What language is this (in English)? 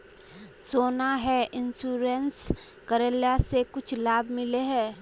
Magahi